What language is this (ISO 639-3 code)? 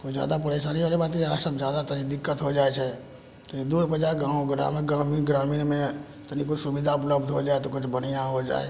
mai